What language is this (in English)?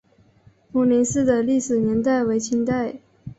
Chinese